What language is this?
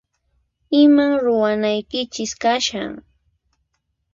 Puno Quechua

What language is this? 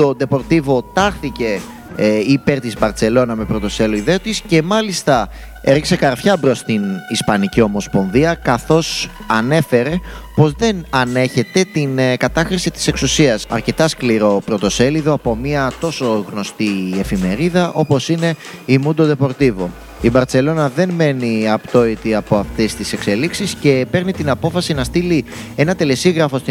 Greek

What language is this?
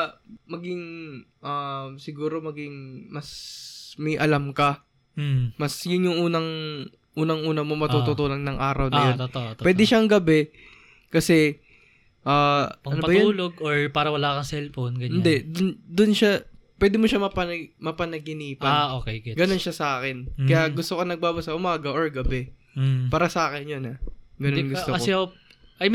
Filipino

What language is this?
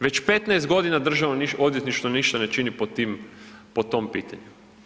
Croatian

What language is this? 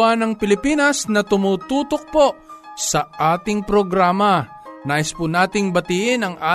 Filipino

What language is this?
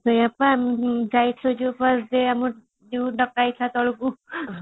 Odia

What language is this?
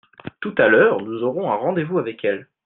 French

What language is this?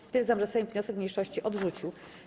Polish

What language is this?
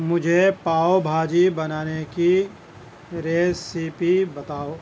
Urdu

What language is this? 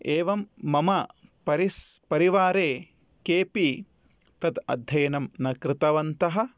Sanskrit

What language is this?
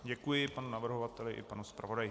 Czech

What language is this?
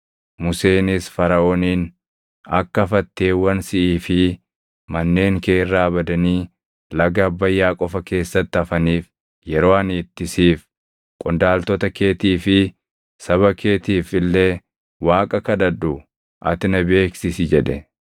Oromo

